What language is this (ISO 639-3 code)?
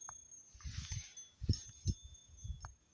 mar